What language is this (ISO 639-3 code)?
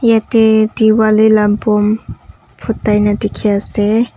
nag